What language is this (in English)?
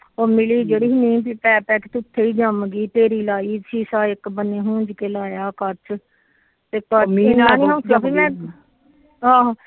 Punjabi